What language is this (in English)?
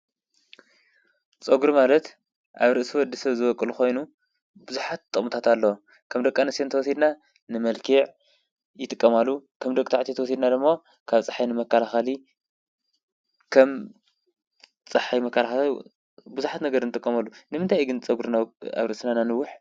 Tigrinya